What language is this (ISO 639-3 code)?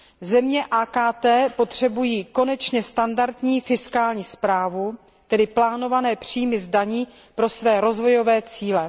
ces